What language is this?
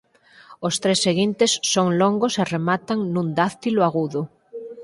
Galician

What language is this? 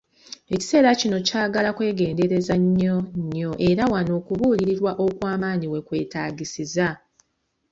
Ganda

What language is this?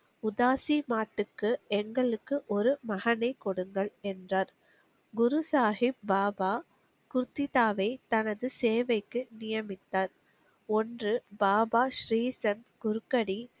Tamil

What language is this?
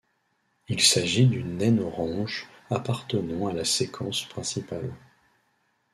French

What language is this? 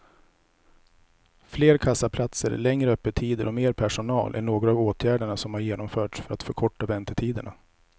Swedish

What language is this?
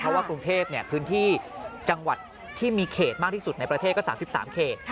Thai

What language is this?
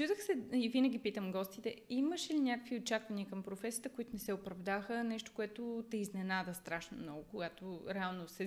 Bulgarian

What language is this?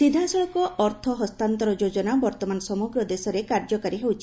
Odia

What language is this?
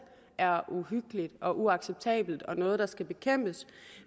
Danish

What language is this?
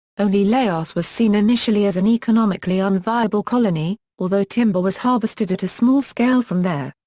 English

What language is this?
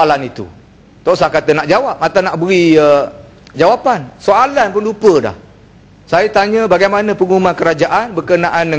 Malay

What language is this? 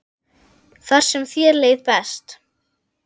Icelandic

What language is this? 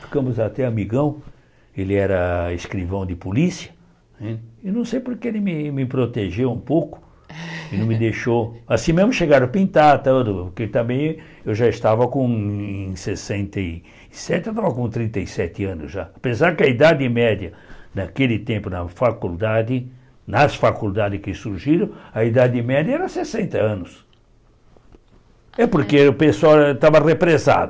Portuguese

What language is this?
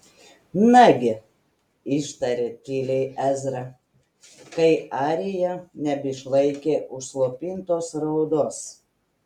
Lithuanian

